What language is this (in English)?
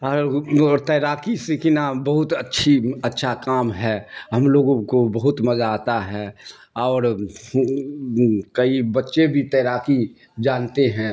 Urdu